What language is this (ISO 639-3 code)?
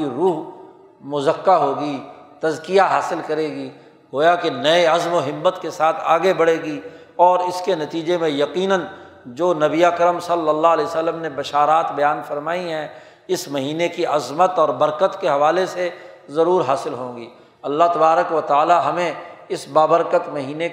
urd